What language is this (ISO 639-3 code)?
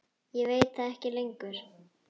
isl